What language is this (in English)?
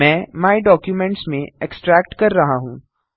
Hindi